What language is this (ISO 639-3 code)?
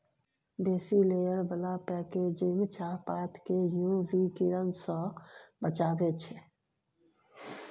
mai